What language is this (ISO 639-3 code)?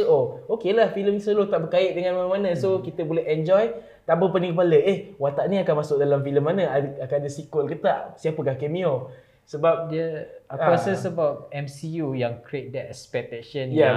msa